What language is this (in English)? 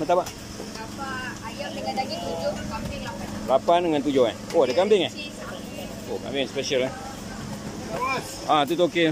Malay